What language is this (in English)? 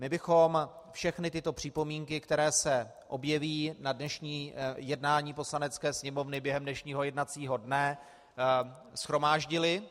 Czech